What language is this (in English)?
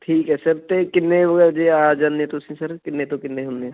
Punjabi